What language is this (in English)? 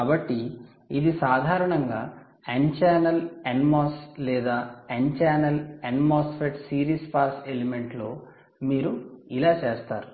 Telugu